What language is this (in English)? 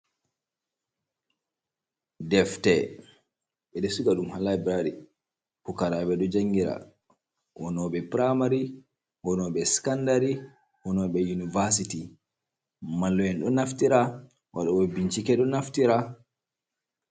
Fula